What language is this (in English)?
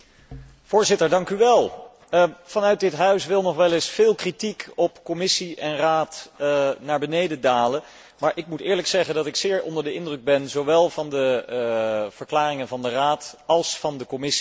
Dutch